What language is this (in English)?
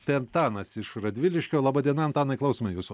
Lithuanian